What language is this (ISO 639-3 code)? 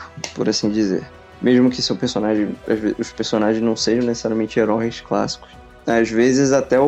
por